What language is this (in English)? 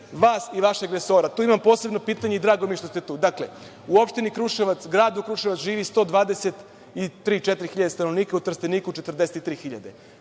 Serbian